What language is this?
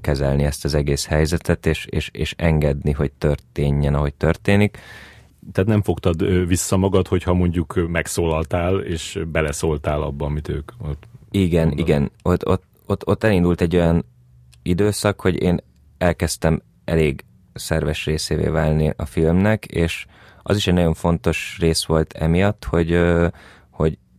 Hungarian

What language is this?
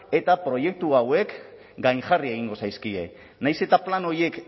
Basque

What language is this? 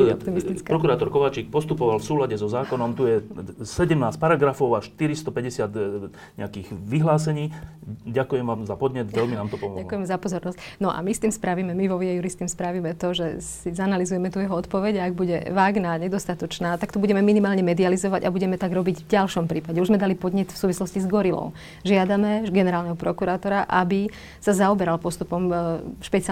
Slovak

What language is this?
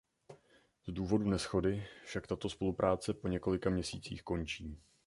Czech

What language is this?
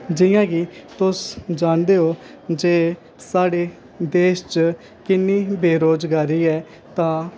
Dogri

